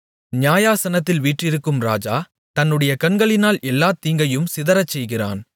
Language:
Tamil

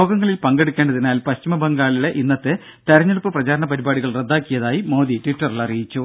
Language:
Malayalam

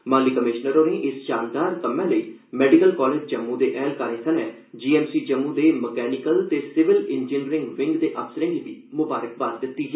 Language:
Dogri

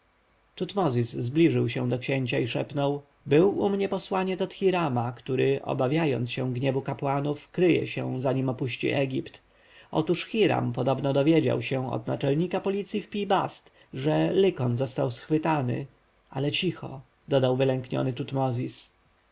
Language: Polish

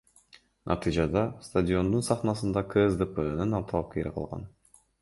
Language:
Kyrgyz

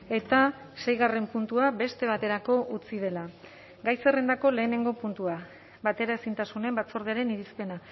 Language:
Basque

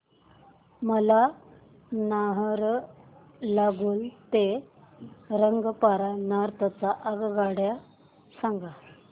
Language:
Marathi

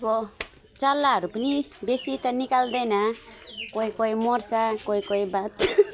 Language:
Nepali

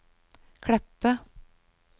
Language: Norwegian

